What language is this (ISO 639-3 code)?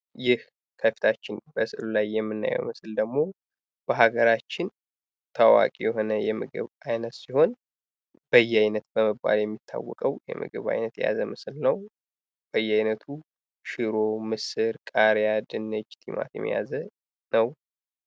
amh